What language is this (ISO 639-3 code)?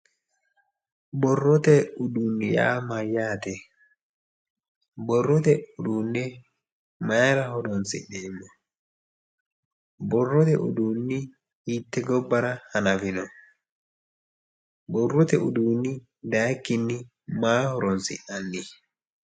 sid